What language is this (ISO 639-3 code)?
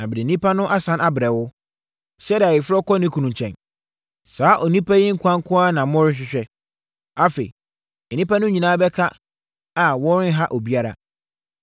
aka